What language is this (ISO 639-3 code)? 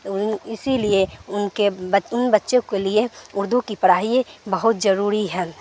urd